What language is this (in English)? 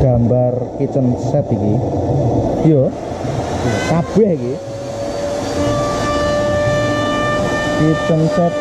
Indonesian